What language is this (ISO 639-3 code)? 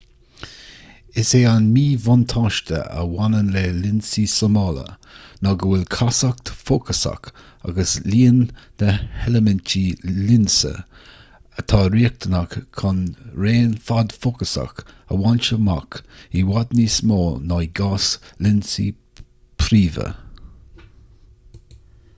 gle